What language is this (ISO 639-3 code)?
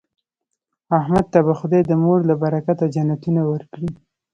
pus